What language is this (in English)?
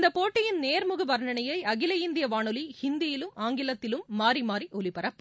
Tamil